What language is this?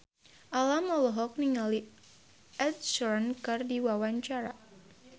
Sundanese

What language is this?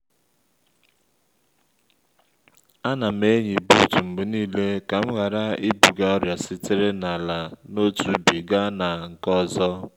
Igbo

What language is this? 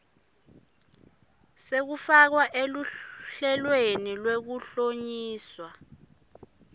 Swati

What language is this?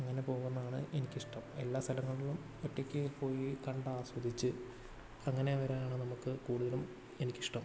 Malayalam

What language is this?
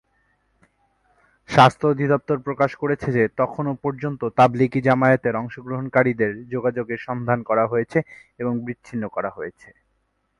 Bangla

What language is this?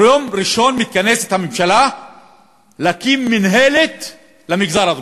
Hebrew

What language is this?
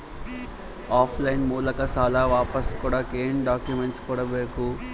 Kannada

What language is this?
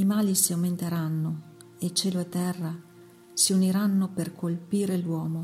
Italian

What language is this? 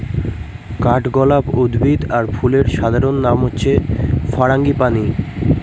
Bangla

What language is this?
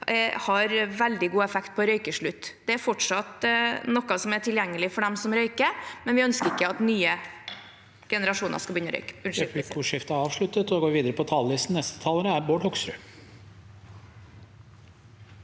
Norwegian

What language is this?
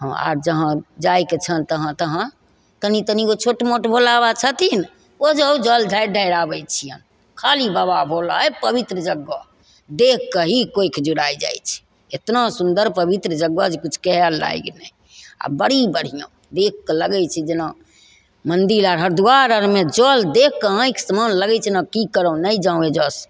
Maithili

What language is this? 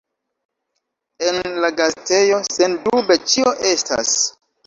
Esperanto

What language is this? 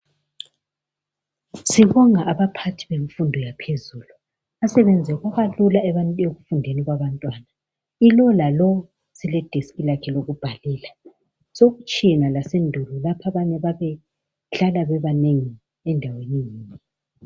North Ndebele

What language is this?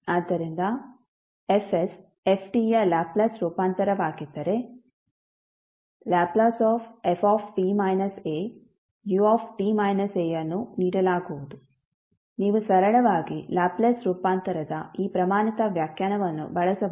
Kannada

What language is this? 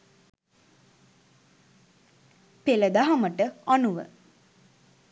Sinhala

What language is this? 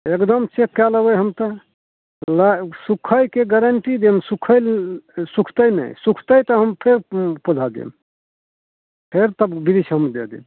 Maithili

